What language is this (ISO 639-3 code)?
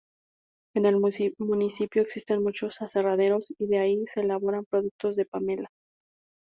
spa